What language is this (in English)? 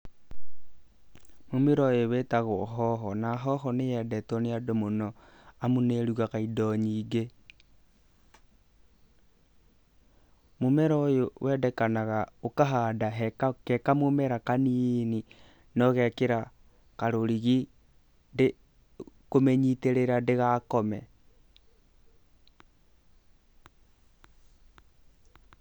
Kikuyu